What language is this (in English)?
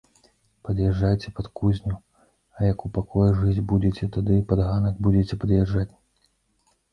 Belarusian